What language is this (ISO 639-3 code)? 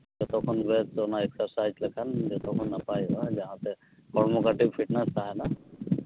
sat